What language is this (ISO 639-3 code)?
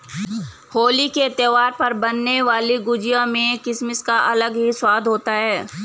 hin